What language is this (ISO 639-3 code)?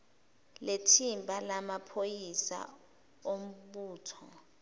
zul